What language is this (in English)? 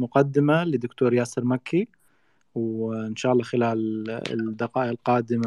Arabic